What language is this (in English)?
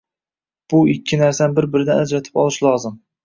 Uzbek